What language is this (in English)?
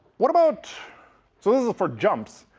English